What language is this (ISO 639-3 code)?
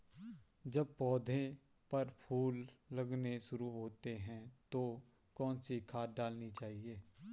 hin